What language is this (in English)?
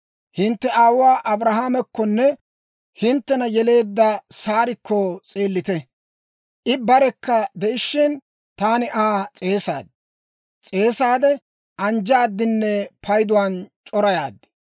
Dawro